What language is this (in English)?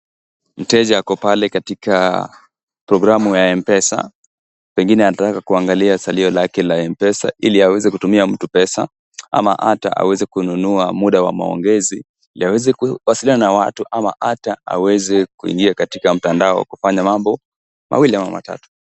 Swahili